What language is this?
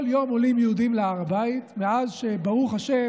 Hebrew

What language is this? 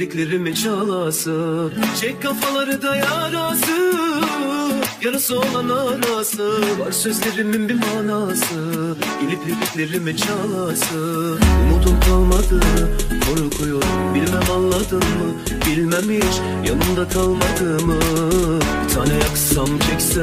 Turkish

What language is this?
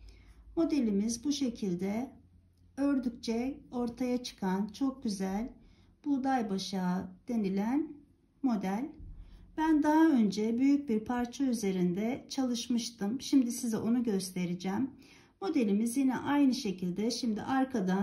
Turkish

